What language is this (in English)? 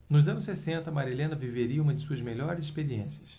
Portuguese